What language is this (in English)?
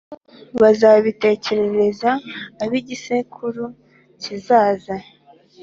Kinyarwanda